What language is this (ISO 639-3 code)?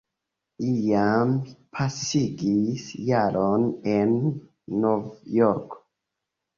epo